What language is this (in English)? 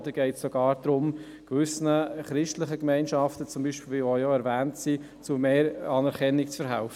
Swiss German